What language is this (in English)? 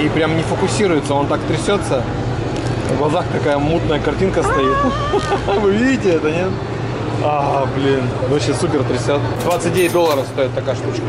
Russian